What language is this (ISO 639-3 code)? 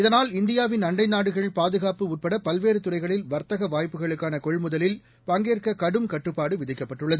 tam